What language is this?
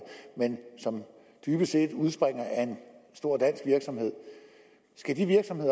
Danish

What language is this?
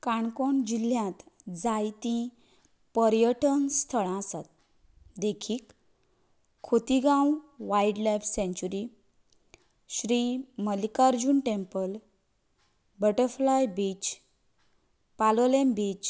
Konkani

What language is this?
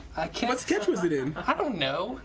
English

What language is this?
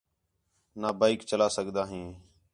Khetrani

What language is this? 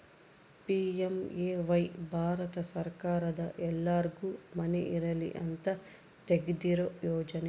Kannada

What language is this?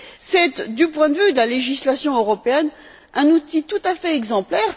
French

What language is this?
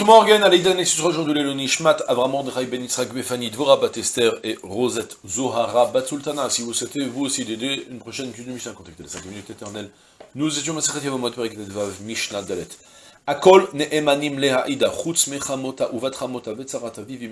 French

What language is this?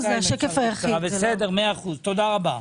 Hebrew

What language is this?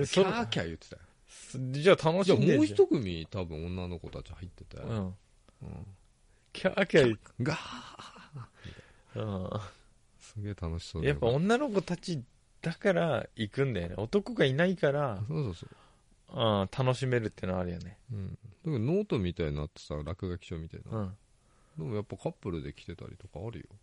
Japanese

